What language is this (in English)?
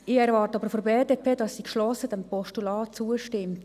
Swiss German